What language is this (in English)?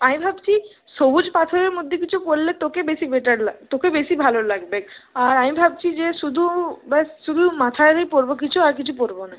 Bangla